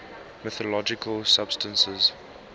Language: English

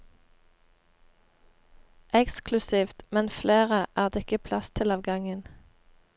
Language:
Norwegian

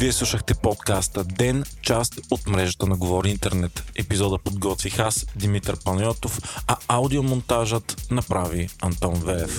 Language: Bulgarian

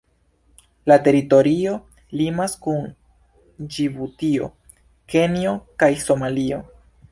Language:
Esperanto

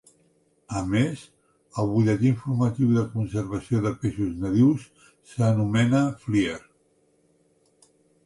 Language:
Catalan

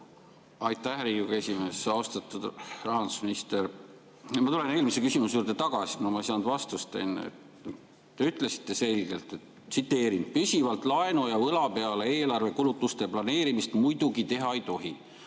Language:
Estonian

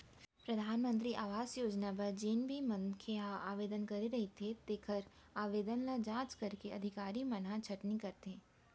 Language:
Chhattisgarhi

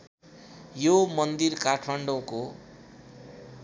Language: Nepali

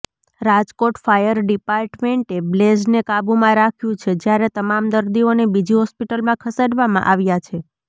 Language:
Gujarati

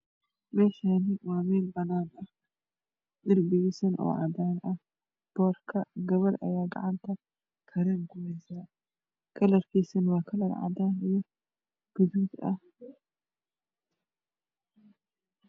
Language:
Somali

